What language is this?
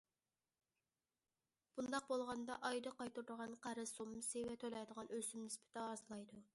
Uyghur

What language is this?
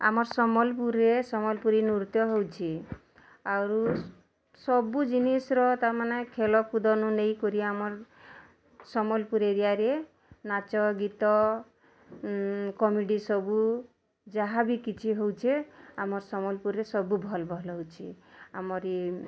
Odia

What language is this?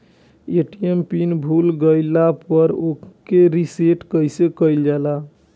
Bhojpuri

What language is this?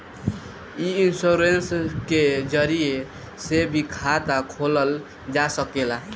Bhojpuri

